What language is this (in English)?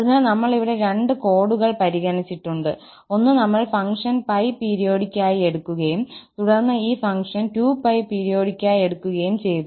Malayalam